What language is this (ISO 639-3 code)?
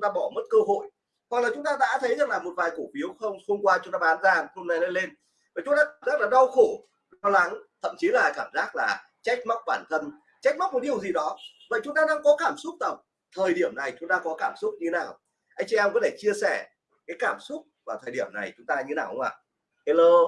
vie